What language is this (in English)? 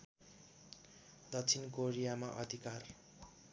Nepali